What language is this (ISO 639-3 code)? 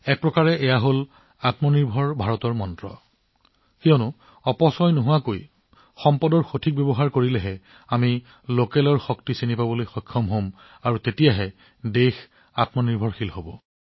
asm